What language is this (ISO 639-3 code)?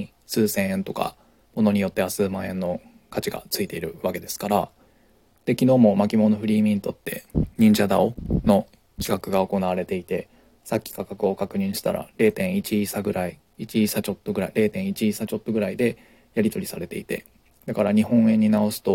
jpn